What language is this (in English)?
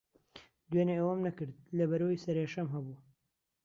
Central Kurdish